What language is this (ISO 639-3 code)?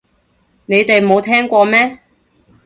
yue